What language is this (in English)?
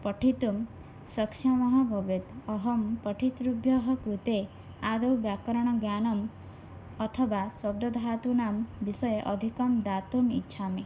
Sanskrit